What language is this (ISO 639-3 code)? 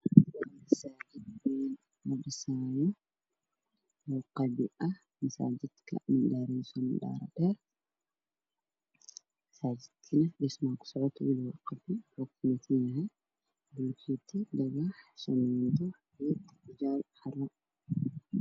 som